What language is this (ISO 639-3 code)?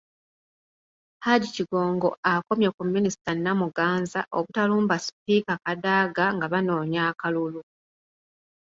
lug